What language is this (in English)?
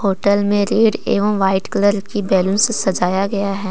Hindi